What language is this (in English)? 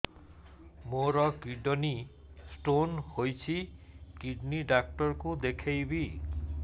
Odia